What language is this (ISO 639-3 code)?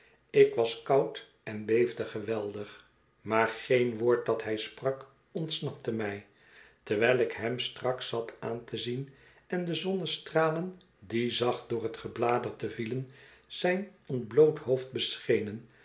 nld